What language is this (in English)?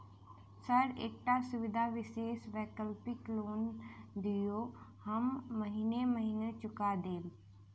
Maithili